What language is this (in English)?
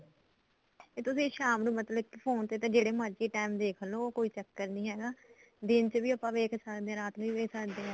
Punjabi